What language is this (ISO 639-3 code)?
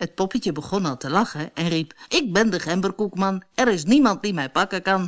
nld